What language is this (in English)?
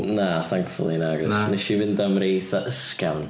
Welsh